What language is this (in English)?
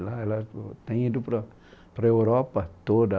Portuguese